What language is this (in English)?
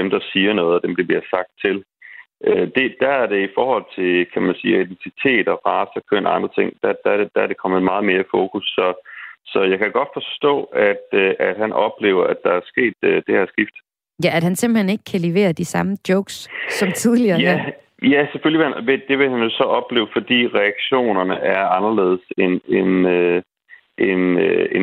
Danish